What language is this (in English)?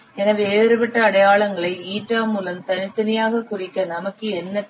Tamil